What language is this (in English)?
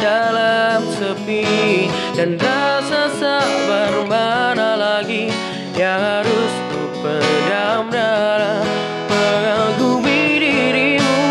Indonesian